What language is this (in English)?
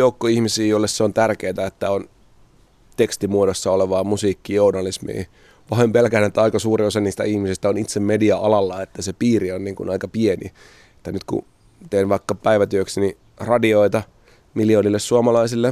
Finnish